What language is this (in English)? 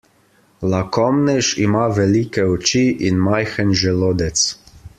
Slovenian